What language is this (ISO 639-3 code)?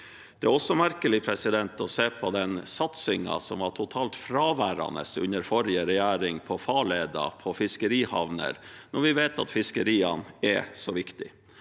nor